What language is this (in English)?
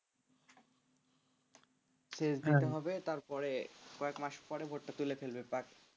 Bangla